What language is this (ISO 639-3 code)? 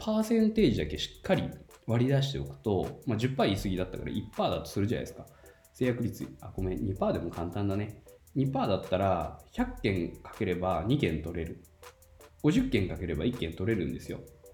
jpn